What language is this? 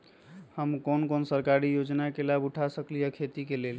Magahi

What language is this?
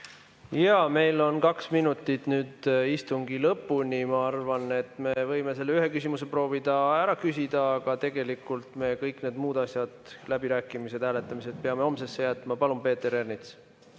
Estonian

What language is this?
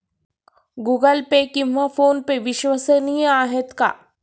Marathi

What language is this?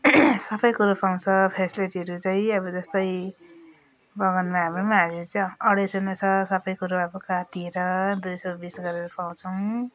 Nepali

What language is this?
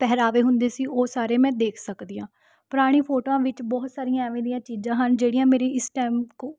Punjabi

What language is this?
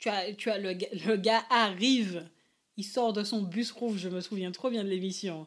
French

